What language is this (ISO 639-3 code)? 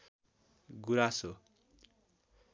nep